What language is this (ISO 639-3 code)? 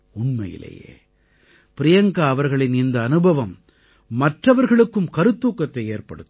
tam